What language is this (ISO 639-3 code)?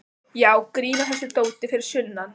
isl